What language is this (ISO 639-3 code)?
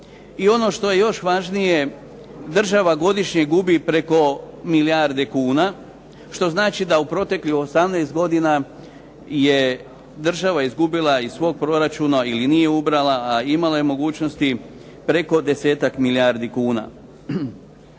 hrv